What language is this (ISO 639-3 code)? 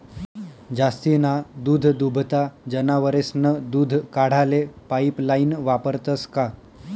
mar